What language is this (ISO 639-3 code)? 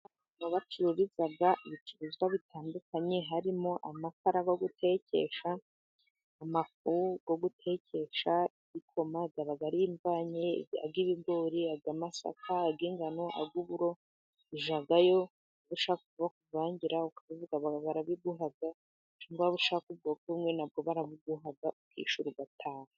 kin